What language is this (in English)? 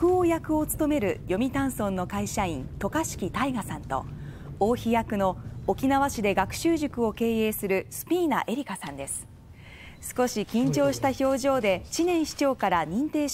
Japanese